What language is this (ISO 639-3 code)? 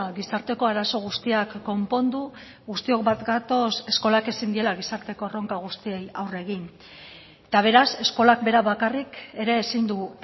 eus